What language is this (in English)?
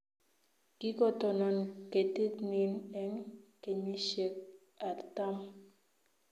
Kalenjin